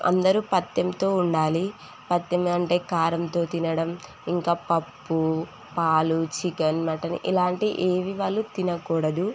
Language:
Telugu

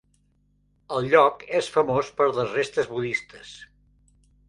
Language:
Catalan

